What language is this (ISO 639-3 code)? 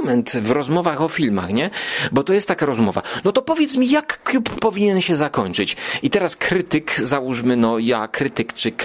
pol